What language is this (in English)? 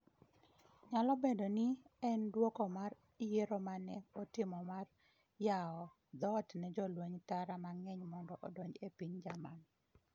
Luo (Kenya and Tanzania)